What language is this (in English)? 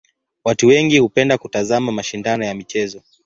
Swahili